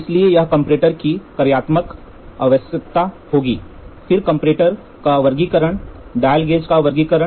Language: Hindi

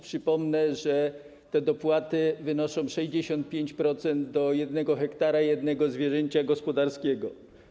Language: Polish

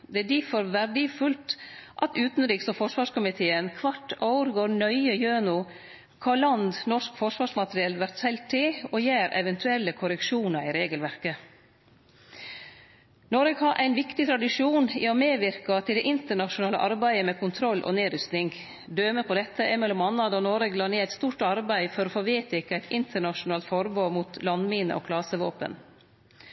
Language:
Norwegian Nynorsk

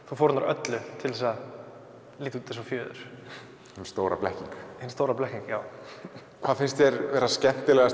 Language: Icelandic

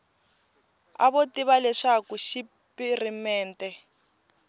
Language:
Tsonga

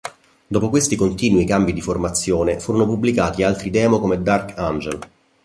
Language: Italian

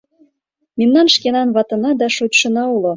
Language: Mari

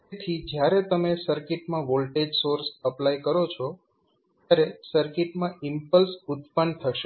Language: Gujarati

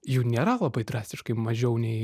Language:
Lithuanian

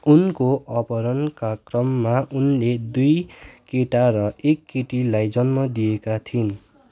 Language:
Nepali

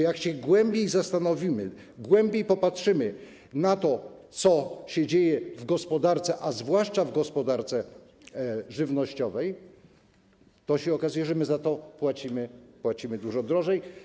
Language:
Polish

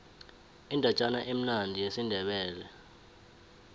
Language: South Ndebele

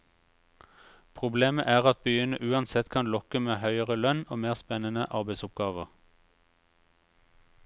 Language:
Norwegian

